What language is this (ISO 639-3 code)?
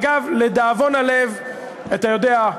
heb